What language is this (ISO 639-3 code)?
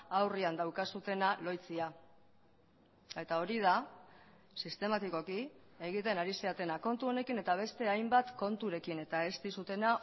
eus